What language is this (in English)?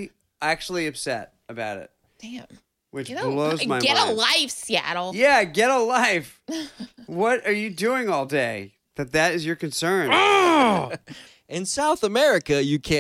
English